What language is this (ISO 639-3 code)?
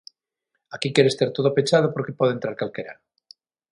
glg